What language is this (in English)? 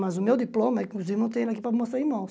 Portuguese